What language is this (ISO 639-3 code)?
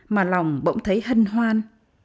vie